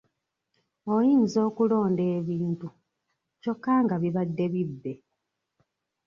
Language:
Ganda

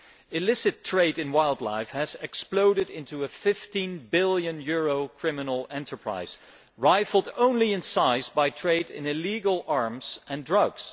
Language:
English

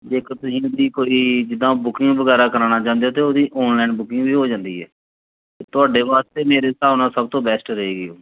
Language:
Punjabi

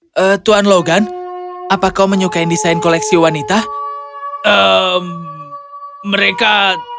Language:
Indonesian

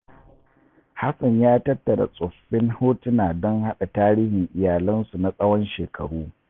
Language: Hausa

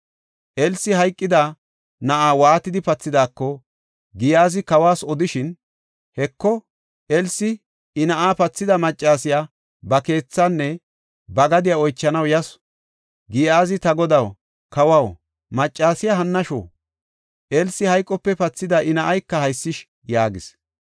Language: Gofa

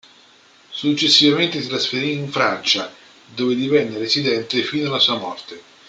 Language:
Italian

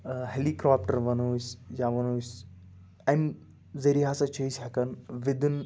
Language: Kashmiri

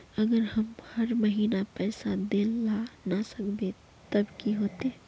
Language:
Magahi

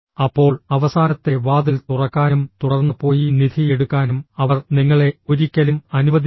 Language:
Malayalam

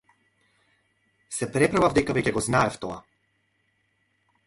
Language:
Macedonian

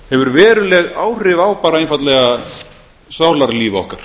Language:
Icelandic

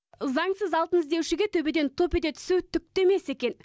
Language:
Kazakh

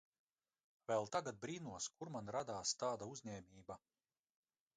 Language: Latvian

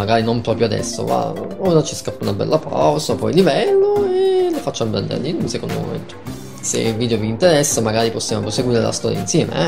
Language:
Italian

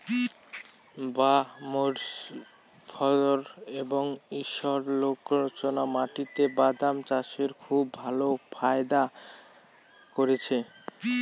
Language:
Bangla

